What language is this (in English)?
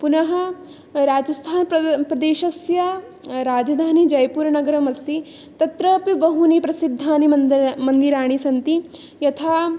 Sanskrit